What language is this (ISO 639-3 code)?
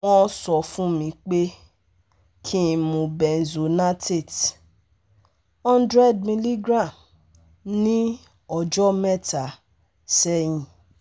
yor